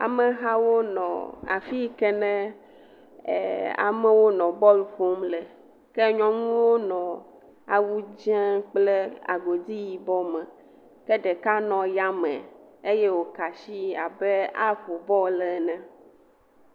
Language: Ewe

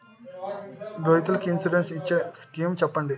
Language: Telugu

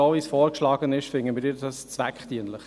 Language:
Swiss German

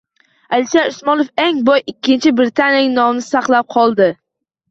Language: Uzbek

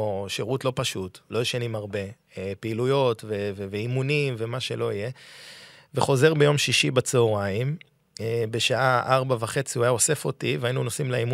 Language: Hebrew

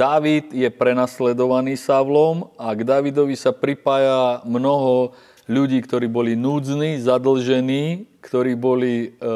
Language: Slovak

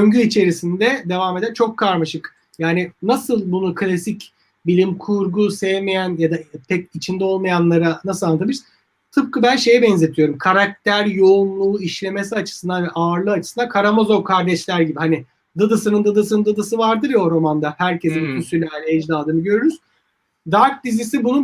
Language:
Turkish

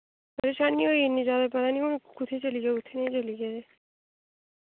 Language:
Dogri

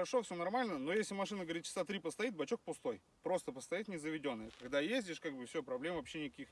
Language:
Russian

